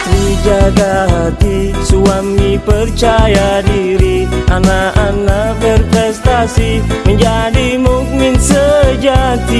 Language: Indonesian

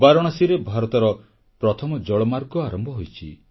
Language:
Odia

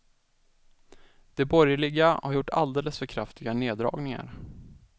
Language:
Swedish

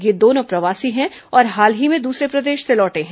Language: Hindi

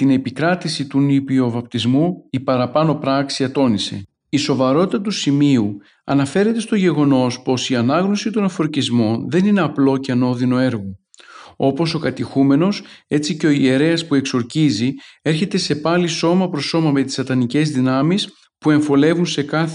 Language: Greek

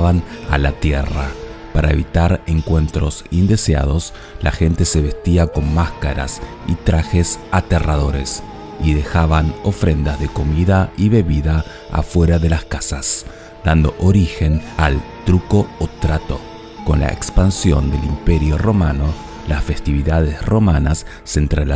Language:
Spanish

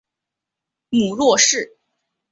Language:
Chinese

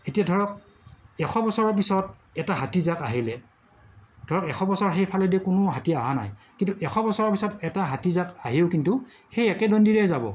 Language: Assamese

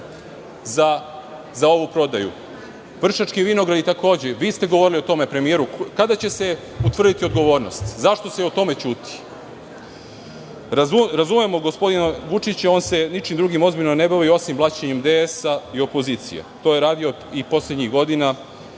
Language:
Serbian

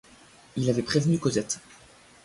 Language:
French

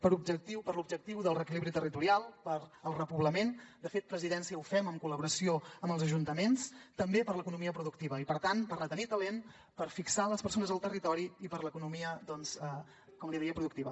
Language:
Catalan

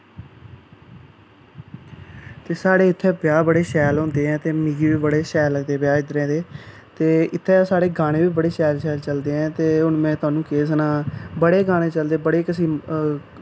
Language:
Dogri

